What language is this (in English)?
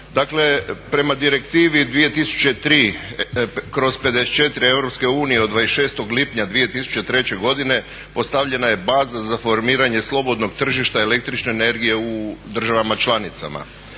Croatian